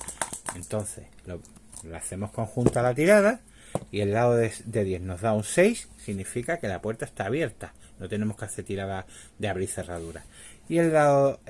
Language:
Spanish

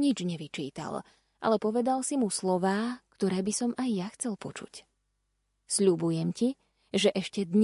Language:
Slovak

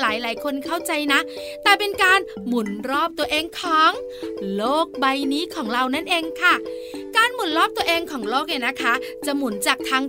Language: Thai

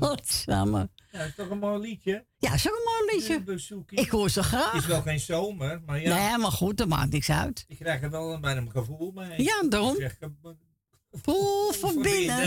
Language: Dutch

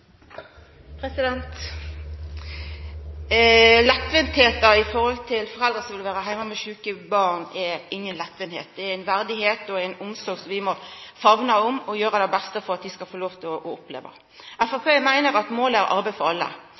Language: Norwegian Nynorsk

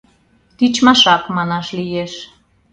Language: Mari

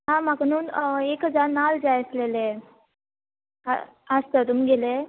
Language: Konkani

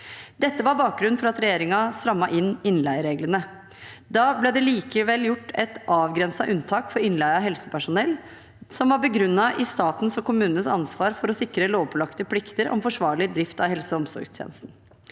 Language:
Norwegian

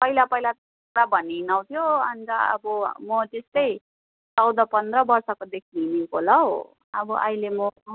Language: Nepali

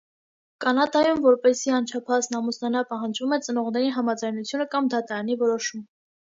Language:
Armenian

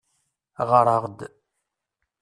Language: Kabyle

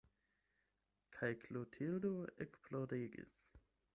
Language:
Esperanto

